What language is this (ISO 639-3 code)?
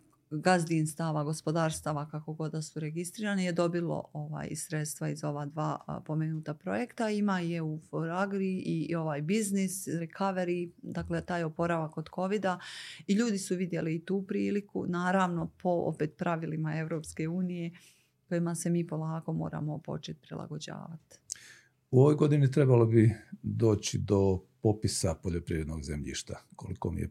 hrv